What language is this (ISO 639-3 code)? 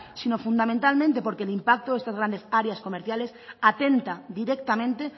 spa